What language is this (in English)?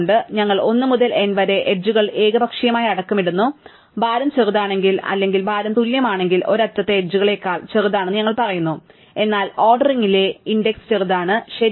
Malayalam